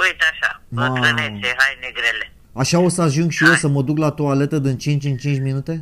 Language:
Romanian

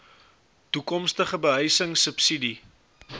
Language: Afrikaans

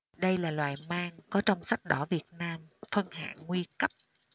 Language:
Vietnamese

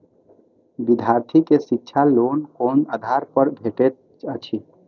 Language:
Maithili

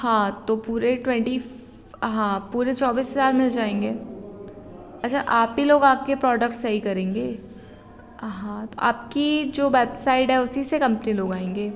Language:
Hindi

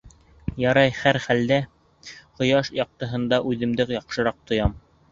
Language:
Bashkir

